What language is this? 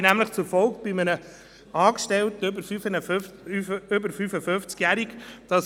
Swiss German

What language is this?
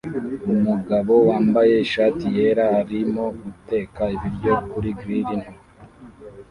Kinyarwanda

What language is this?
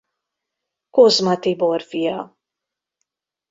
Hungarian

